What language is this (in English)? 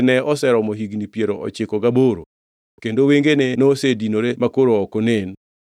Luo (Kenya and Tanzania)